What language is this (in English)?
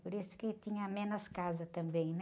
Portuguese